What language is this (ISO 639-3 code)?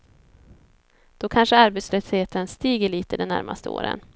swe